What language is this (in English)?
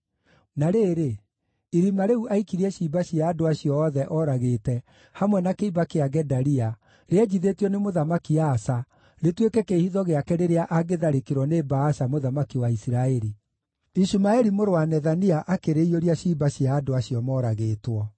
Kikuyu